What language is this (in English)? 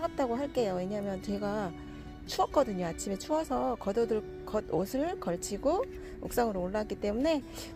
Korean